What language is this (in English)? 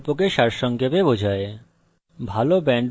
Bangla